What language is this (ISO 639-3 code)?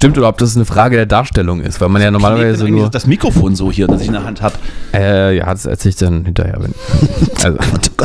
deu